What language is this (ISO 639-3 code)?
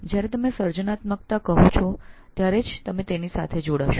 guj